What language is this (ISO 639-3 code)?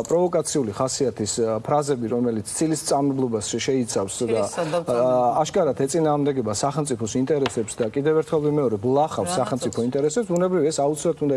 deu